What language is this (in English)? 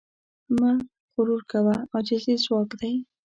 Pashto